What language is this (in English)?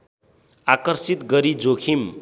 Nepali